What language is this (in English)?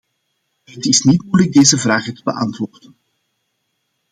Dutch